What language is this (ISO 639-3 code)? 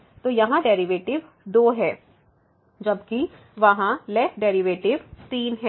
hin